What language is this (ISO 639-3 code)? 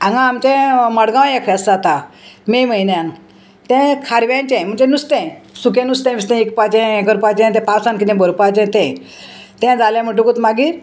kok